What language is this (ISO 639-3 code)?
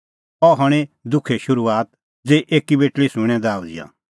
kfx